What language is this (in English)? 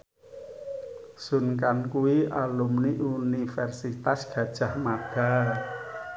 Javanese